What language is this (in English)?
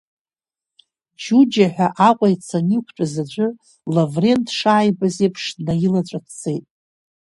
Abkhazian